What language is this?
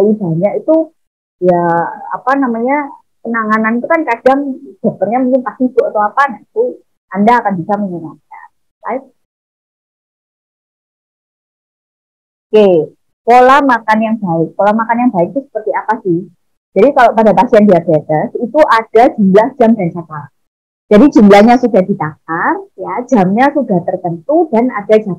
Indonesian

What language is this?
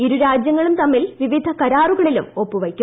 Malayalam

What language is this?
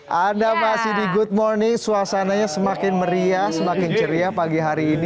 Indonesian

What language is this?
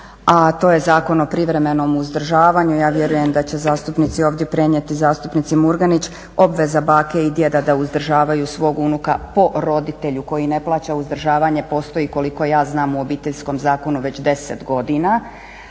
Croatian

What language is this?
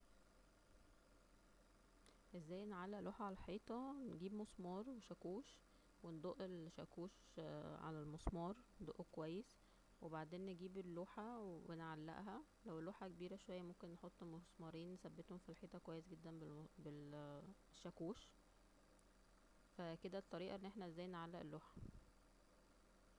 Egyptian Arabic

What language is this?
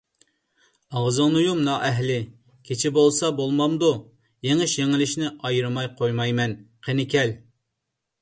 Uyghur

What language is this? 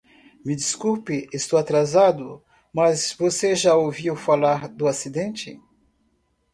Portuguese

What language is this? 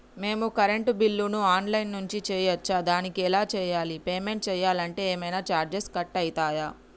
Telugu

